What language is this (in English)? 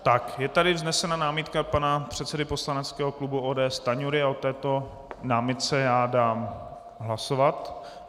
Czech